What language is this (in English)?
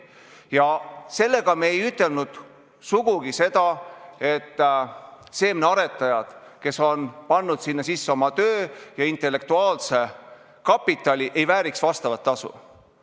Estonian